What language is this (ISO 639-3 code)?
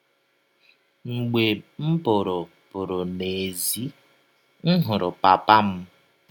ibo